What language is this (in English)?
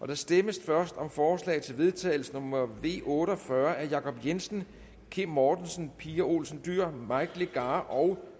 Danish